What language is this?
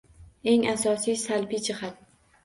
Uzbek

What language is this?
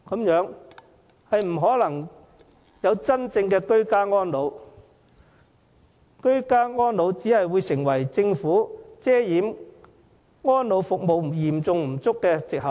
Cantonese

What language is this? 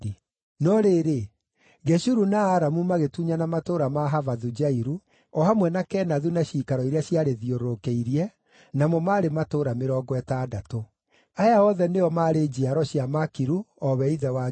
Kikuyu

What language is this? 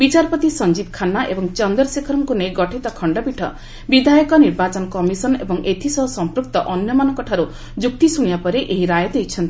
Odia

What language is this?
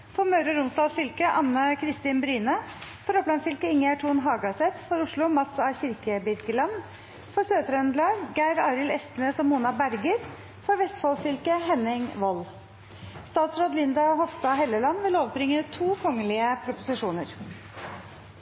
Norwegian Nynorsk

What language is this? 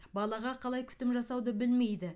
Kazakh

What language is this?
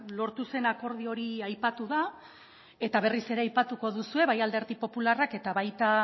Basque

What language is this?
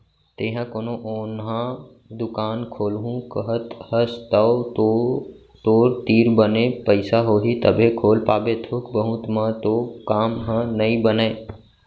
Chhattisgarhi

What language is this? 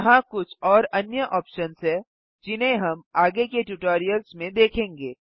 Hindi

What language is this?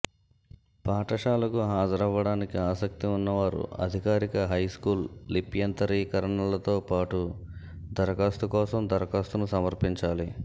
Telugu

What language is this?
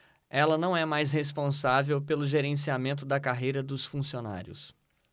Portuguese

